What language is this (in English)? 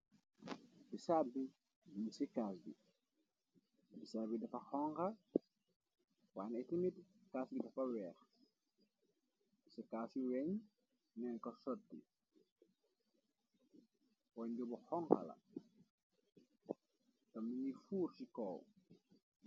Wolof